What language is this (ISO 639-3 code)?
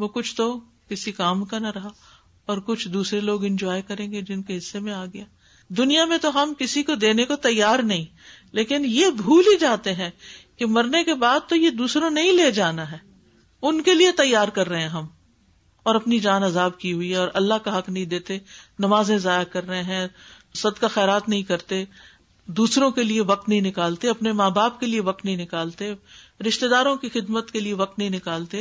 urd